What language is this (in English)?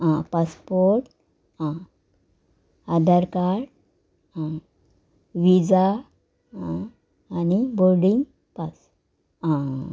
Konkani